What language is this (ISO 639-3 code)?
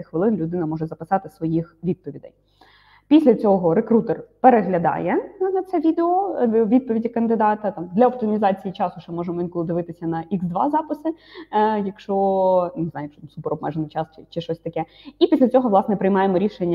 ukr